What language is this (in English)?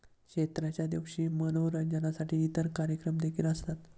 Marathi